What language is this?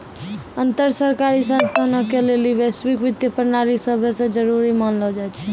Maithili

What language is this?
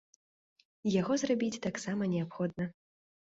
Belarusian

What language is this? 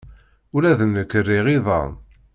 Kabyle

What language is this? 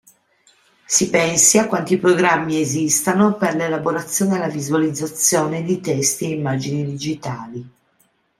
Italian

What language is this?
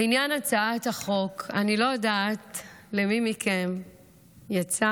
Hebrew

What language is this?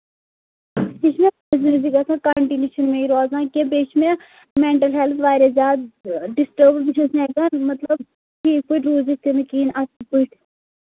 Kashmiri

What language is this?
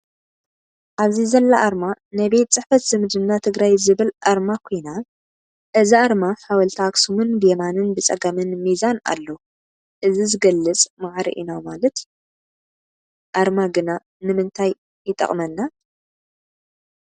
Tigrinya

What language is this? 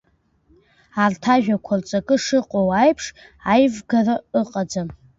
Abkhazian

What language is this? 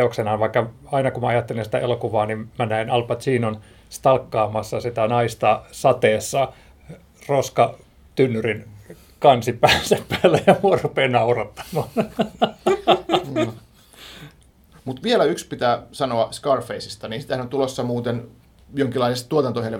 Finnish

